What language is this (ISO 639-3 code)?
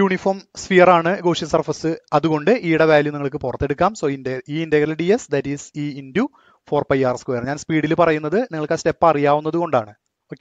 tur